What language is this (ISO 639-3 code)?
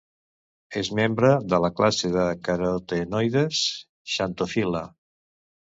cat